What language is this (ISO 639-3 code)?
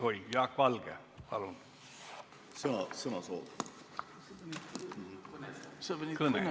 est